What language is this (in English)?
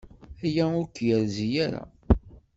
Kabyle